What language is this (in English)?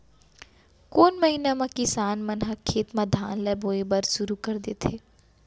Chhattisgarhi